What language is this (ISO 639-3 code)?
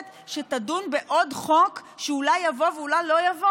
heb